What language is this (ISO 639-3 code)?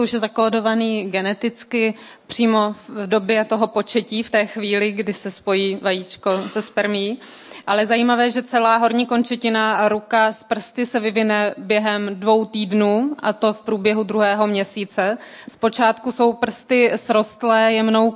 ces